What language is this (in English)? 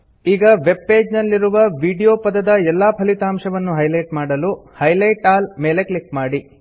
Kannada